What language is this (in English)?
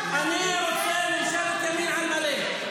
Hebrew